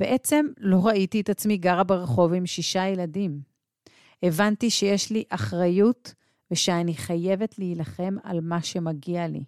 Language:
Hebrew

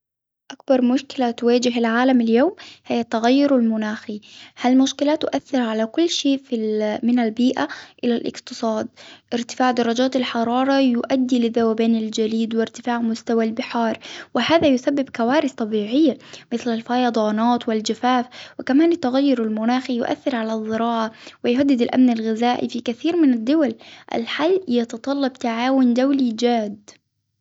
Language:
Hijazi Arabic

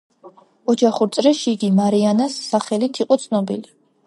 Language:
Georgian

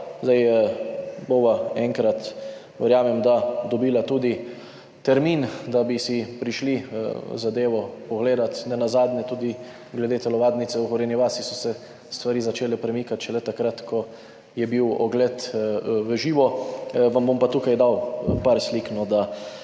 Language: Slovenian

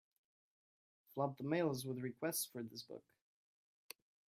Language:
English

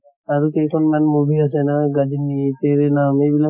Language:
Assamese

